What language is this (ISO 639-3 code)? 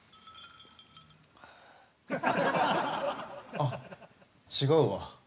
jpn